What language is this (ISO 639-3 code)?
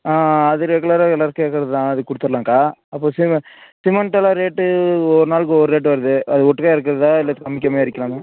tam